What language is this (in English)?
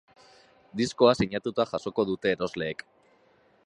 Basque